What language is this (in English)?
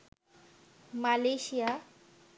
Bangla